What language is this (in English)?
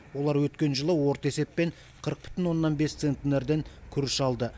Kazakh